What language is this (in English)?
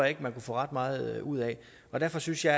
Danish